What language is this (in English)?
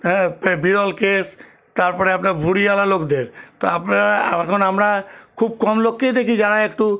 Bangla